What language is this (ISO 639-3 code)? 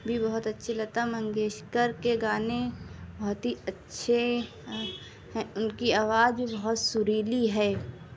urd